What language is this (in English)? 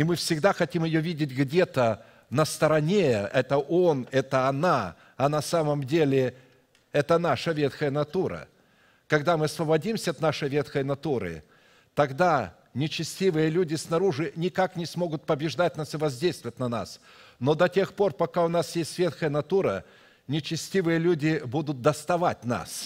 Russian